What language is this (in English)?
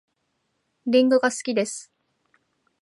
Japanese